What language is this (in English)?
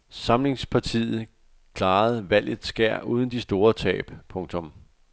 Danish